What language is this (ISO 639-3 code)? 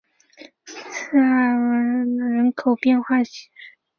zho